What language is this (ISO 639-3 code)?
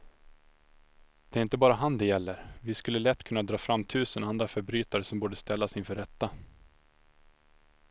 swe